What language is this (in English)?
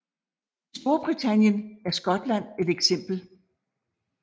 Danish